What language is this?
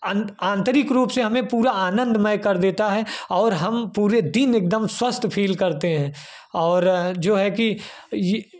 Hindi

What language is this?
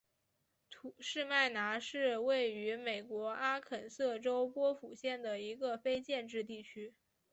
Chinese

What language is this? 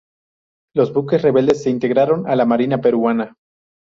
Spanish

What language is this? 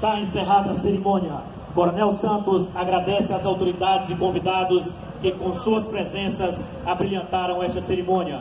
Portuguese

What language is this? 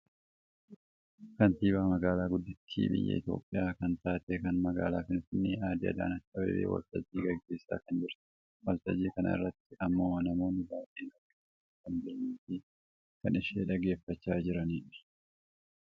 Oromo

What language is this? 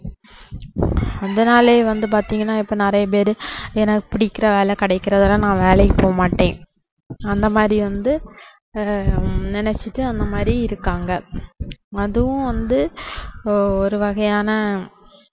Tamil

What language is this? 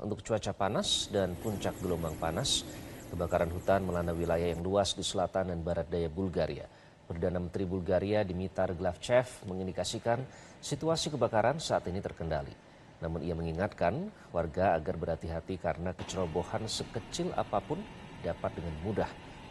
Indonesian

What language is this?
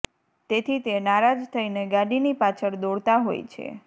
Gujarati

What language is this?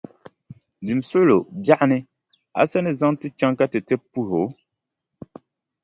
Dagbani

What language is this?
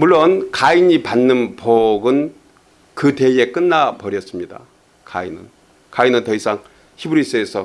Korean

